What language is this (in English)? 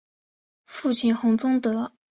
Chinese